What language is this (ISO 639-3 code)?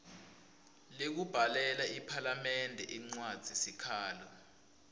ssw